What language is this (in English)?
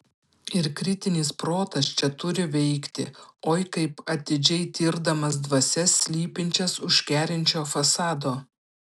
Lithuanian